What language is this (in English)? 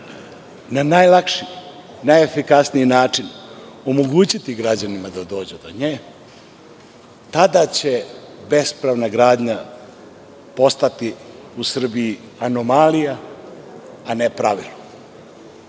Serbian